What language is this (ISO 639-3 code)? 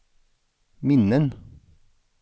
swe